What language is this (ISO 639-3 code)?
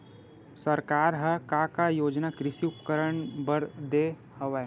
hne